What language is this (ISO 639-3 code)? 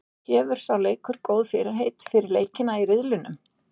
isl